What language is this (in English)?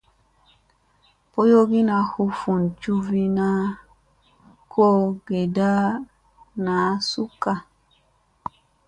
Musey